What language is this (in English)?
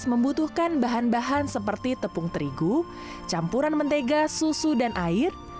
Indonesian